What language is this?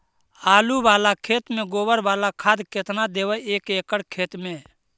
Magahi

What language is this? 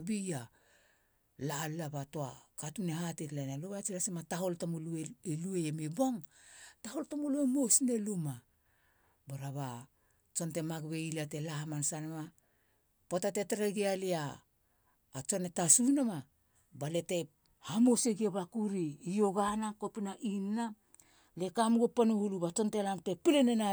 Halia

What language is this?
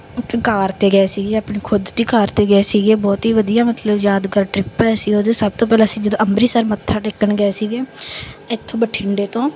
Punjabi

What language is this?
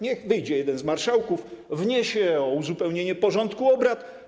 Polish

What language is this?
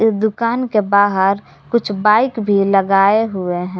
Hindi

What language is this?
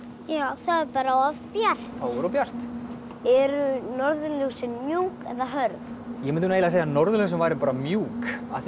Icelandic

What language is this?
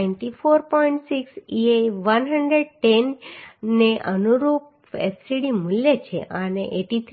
Gujarati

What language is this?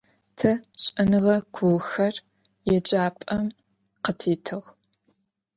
Adyghe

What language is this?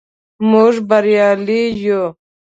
Pashto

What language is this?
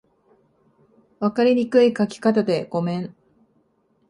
Japanese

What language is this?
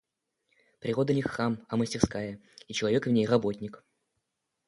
Russian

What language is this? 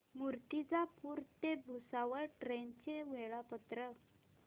Marathi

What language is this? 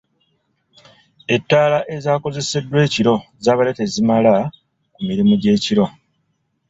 Ganda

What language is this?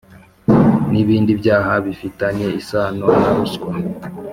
Kinyarwanda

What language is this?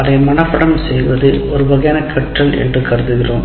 Tamil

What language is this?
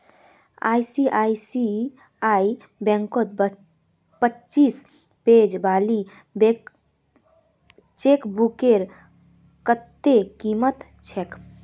Magahi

